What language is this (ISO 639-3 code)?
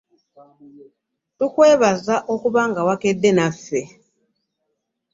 lug